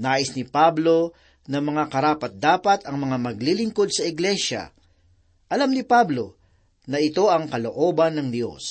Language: Filipino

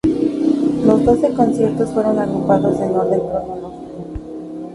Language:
Spanish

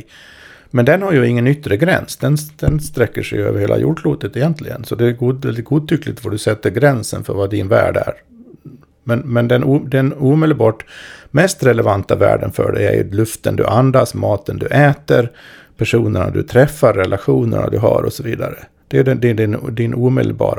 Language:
Swedish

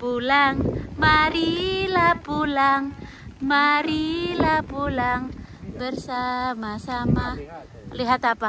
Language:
Indonesian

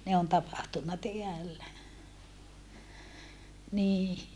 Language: Finnish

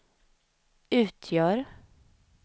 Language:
Swedish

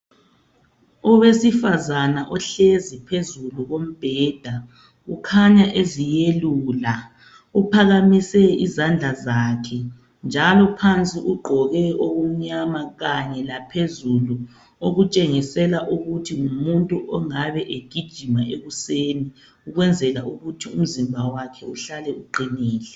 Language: North Ndebele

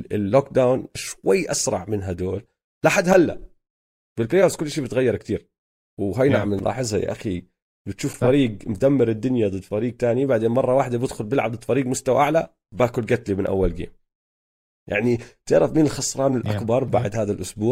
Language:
Arabic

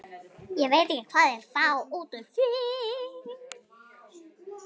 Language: Icelandic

